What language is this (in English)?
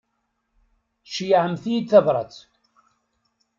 Kabyle